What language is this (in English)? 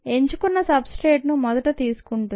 Telugu